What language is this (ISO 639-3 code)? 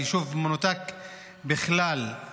heb